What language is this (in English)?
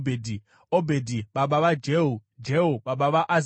Shona